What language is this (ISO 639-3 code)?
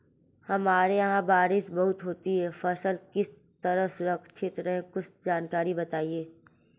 hin